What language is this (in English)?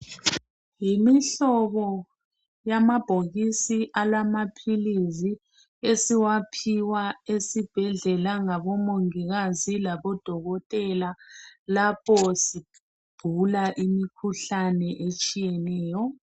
North Ndebele